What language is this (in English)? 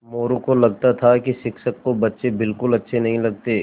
Hindi